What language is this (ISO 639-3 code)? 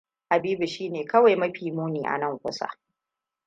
hau